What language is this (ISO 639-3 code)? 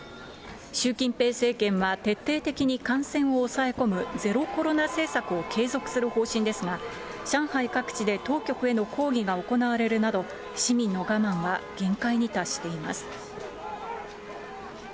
jpn